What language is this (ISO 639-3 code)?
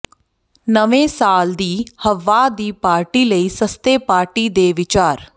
pan